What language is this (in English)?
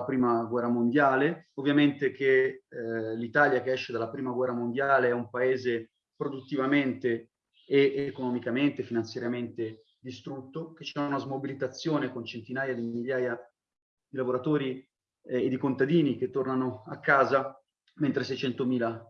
Italian